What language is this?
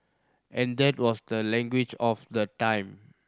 English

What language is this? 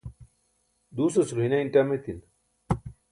Burushaski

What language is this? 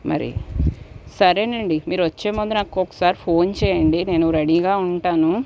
Telugu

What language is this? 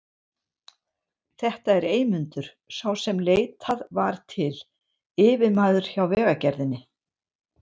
Icelandic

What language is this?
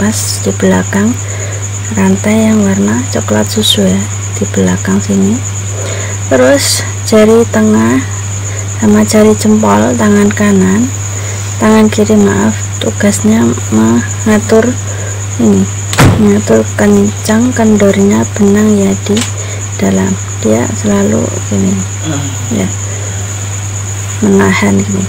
Indonesian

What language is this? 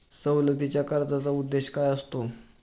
Marathi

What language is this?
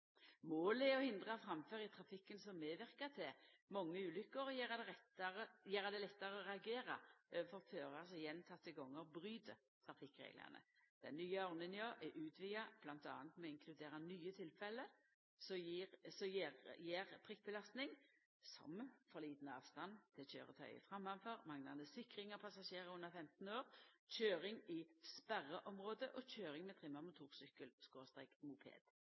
Norwegian Nynorsk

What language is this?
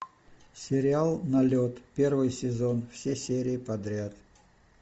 Russian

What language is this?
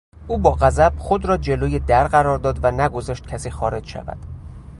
Persian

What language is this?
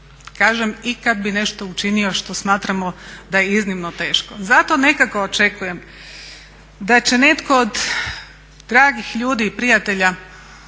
Croatian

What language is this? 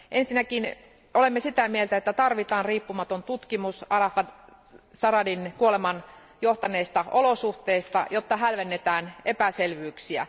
Finnish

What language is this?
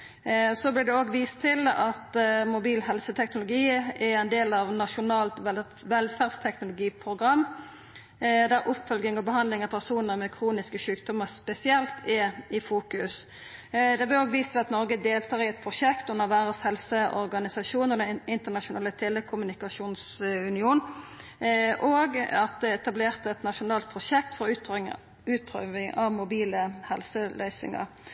Norwegian Nynorsk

